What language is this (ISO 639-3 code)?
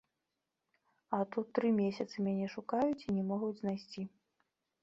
bel